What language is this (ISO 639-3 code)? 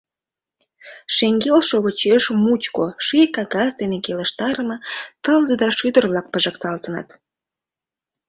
chm